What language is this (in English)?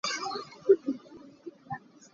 Hakha Chin